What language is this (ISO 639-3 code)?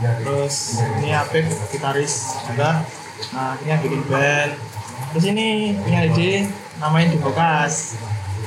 ind